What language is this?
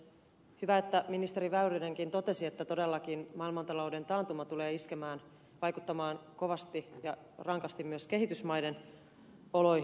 Finnish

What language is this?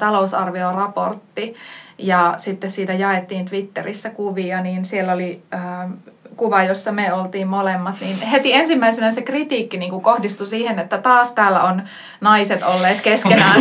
Finnish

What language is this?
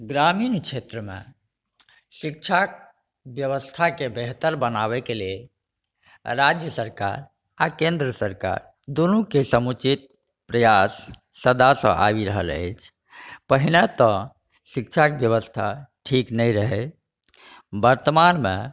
Maithili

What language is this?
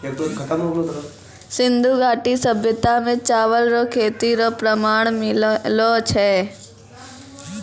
Maithili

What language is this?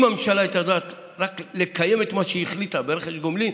Hebrew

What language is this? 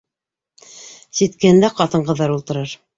Bashkir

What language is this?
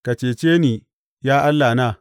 Hausa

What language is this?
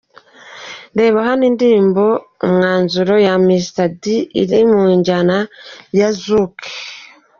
Kinyarwanda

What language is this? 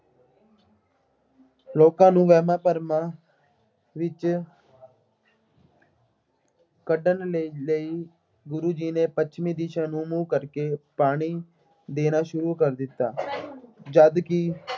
Punjabi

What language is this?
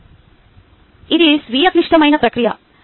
Telugu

